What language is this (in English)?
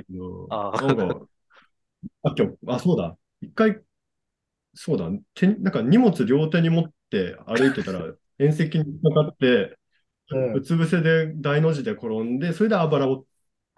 Japanese